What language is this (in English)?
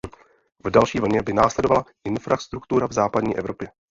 Czech